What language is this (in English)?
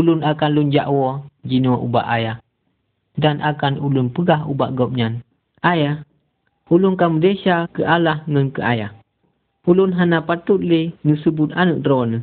Malay